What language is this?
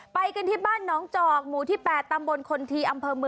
Thai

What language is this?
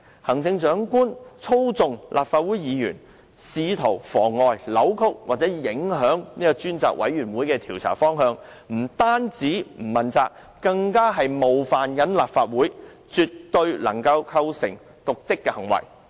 Cantonese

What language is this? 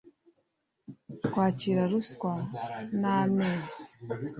Kinyarwanda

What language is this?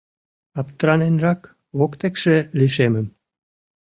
Mari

